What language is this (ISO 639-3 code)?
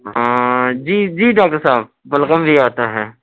urd